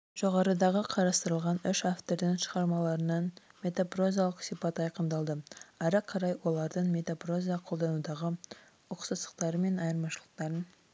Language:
Kazakh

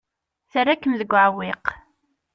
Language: Kabyle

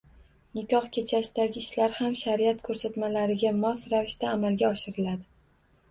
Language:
Uzbek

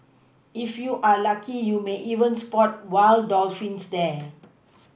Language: English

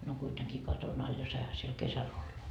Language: Finnish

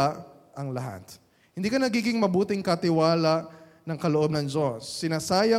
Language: Filipino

